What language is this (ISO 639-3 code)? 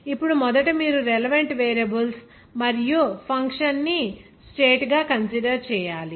tel